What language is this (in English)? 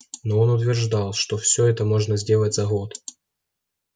Russian